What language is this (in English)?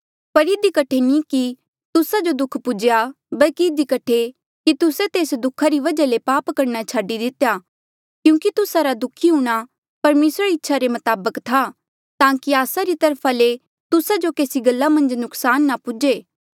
Mandeali